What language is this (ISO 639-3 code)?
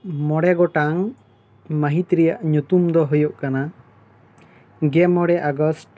sat